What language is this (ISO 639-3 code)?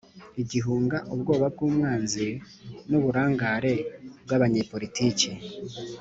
kin